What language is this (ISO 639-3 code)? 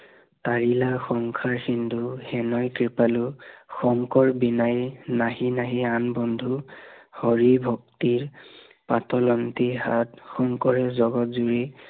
asm